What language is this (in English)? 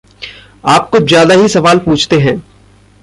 Hindi